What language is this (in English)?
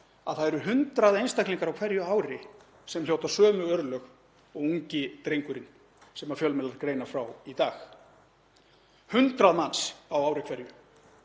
Icelandic